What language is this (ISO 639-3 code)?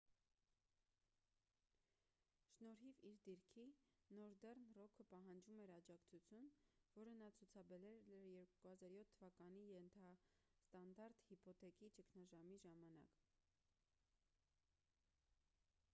hye